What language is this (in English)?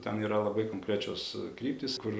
Lithuanian